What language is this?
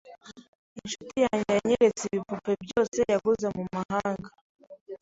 Kinyarwanda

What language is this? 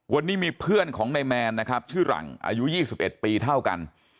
Thai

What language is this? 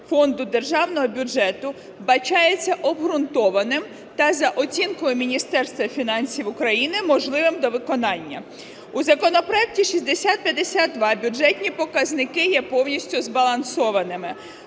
Ukrainian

